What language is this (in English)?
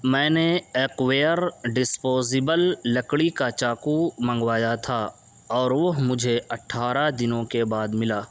Urdu